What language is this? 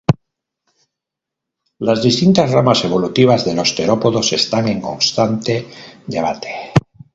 Spanish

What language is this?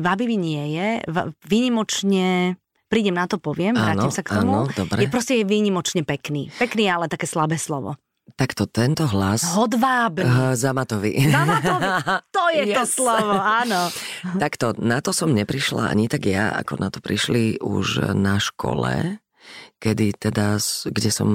Slovak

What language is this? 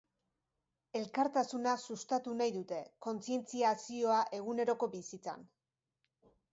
Basque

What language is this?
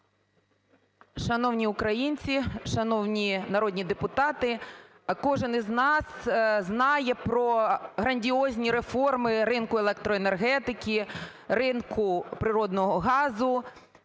Ukrainian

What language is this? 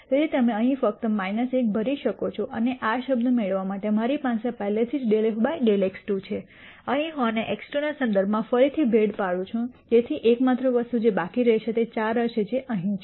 Gujarati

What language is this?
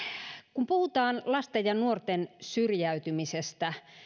Finnish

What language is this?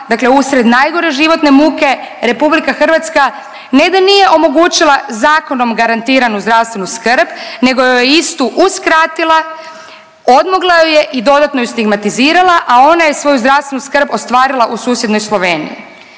Croatian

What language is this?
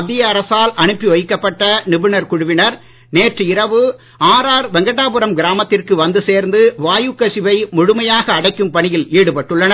Tamil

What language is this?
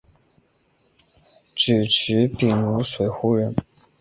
Chinese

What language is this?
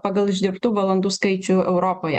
Lithuanian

